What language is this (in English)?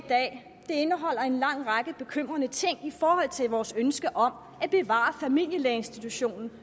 Danish